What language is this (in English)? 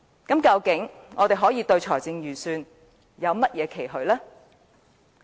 Cantonese